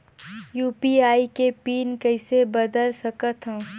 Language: Chhattisgarhi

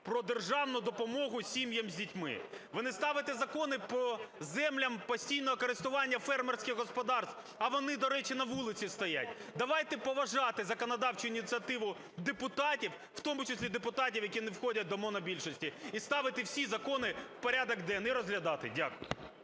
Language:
Ukrainian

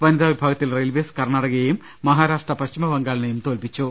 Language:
Malayalam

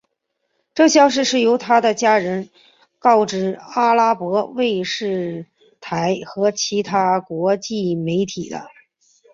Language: Chinese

